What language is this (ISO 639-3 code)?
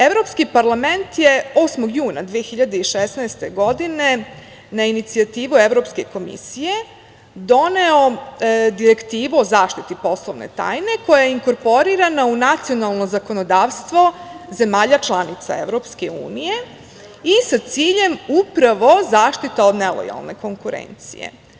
srp